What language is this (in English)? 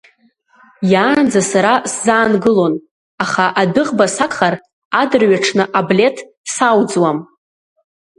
Abkhazian